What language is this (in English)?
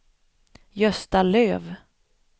Swedish